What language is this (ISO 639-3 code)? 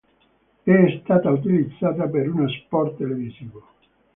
ita